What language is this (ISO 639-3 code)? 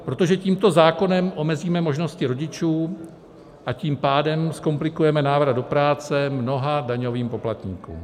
ces